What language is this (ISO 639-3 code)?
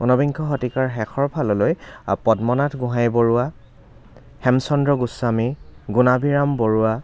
asm